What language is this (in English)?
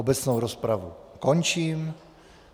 Czech